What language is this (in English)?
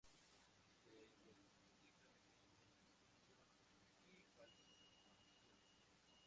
Spanish